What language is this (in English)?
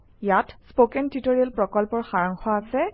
Assamese